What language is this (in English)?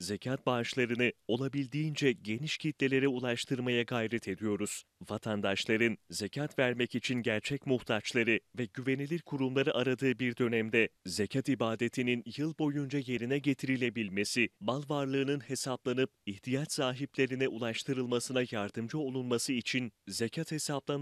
Turkish